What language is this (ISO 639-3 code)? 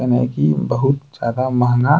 anp